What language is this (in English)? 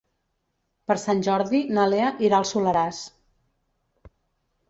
Catalan